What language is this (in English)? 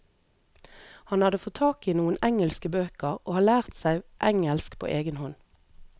Norwegian